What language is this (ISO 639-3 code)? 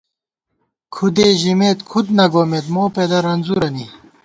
gwt